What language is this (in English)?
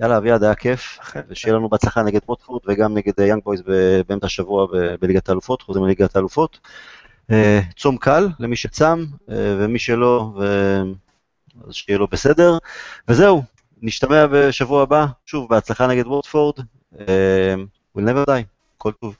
Hebrew